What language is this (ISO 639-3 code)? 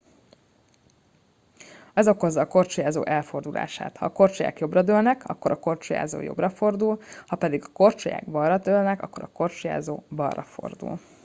hun